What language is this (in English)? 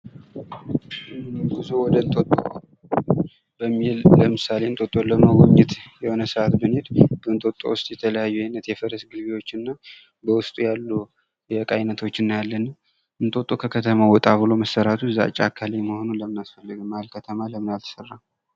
Amharic